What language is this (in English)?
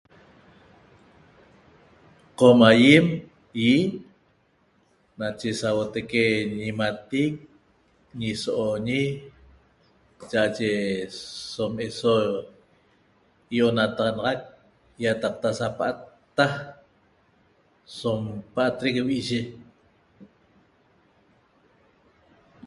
Toba